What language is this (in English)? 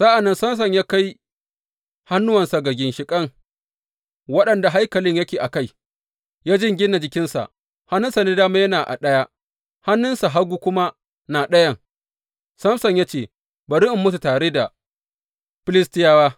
Hausa